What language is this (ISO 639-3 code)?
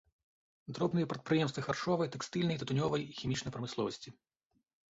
bel